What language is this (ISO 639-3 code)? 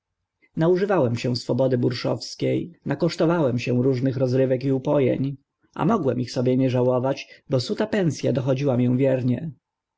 pol